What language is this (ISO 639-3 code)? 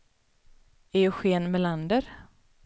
swe